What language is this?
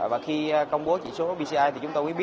Vietnamese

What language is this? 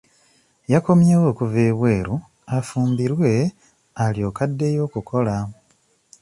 Ganda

